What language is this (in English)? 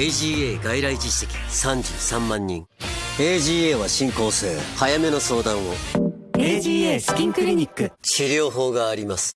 Japanese